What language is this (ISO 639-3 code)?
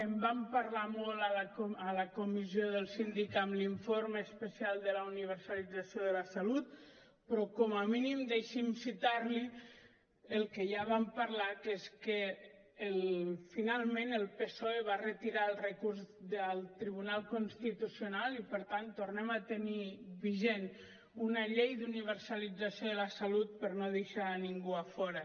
cat